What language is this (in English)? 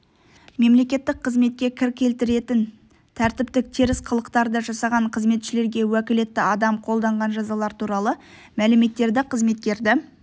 Kazakh